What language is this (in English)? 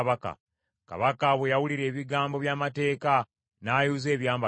Ganda